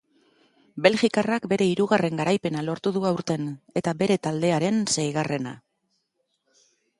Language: Basque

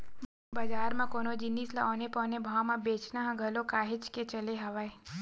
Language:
Chhattisgarhi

